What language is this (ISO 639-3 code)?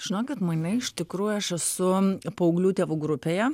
lit